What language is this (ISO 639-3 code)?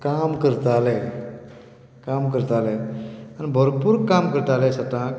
kok